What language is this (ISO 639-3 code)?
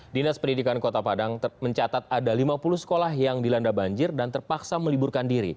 ind